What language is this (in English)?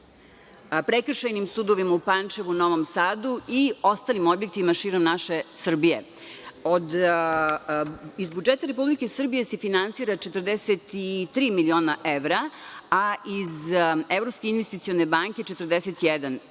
Serbian